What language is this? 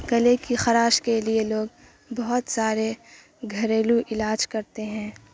Urdu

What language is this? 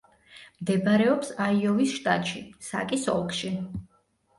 Georgian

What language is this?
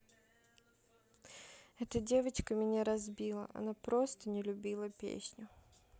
Russian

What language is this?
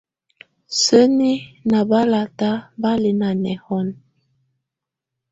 Tunen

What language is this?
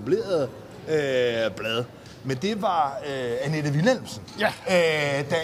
Danish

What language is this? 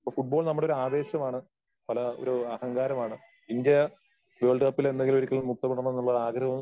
Malayalam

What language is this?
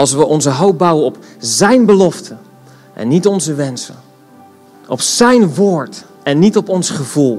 Dutch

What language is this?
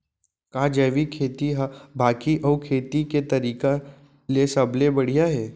Chhattisgarhi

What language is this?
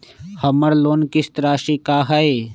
Magahi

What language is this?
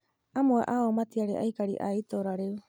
Kikuyu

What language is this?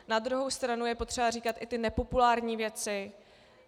Czech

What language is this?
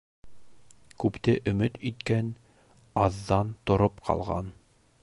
Bashkir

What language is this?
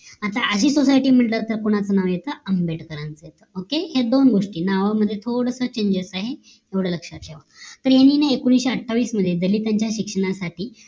Marathi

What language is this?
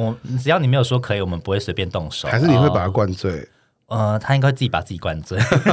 Chinese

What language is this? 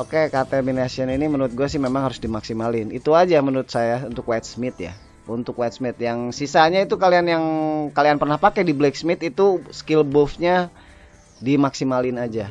Indonesian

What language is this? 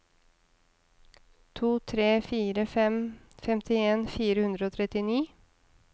Norwegian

